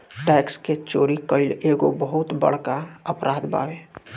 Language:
Bhojpuri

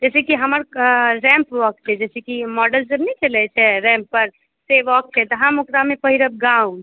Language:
Maithili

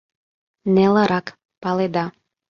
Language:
Mari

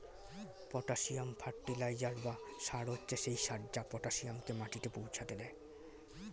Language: Bangla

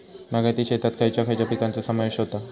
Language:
Marathi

